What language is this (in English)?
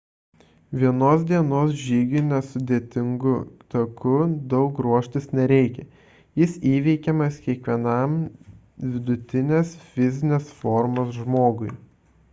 Lithuanian